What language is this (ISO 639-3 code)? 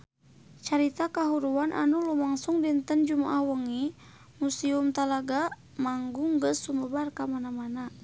sun